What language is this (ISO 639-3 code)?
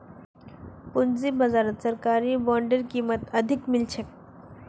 mag